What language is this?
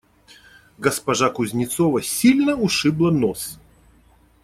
Russian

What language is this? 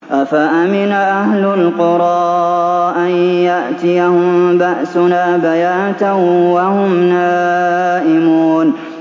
Arabic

